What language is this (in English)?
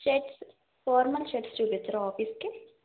Telugu